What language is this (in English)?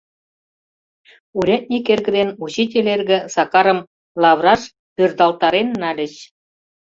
Mari